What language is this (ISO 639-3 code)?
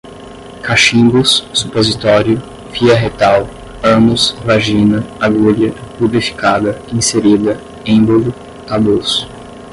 por